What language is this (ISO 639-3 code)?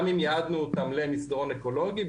heb